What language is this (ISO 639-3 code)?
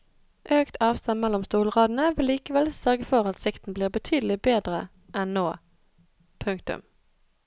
nor